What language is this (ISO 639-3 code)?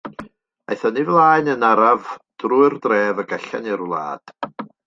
cym